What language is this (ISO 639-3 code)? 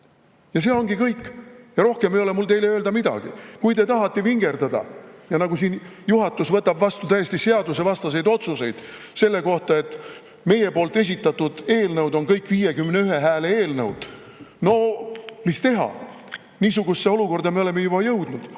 est